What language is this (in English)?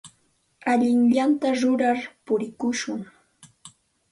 Santa Ana de Tusi Pasco Quechua